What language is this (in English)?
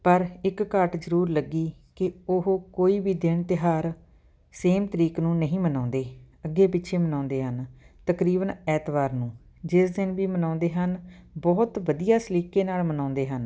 Punjabi